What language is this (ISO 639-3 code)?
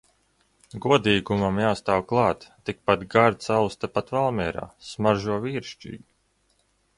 lav